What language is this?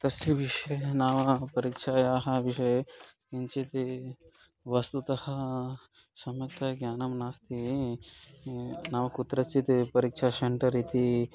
Sanskrit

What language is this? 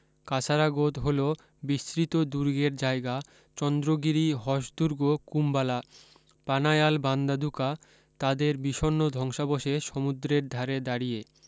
Bangla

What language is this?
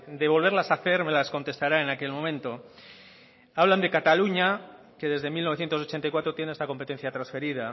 Spanish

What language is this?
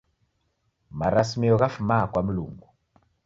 Taita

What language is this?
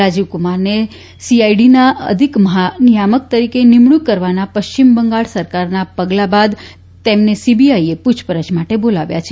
Gujarati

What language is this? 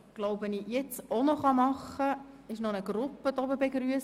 Swiss German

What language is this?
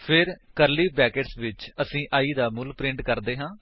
Punjabi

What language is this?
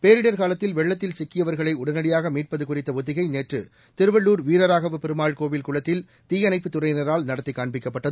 Tamil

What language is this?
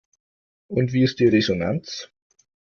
German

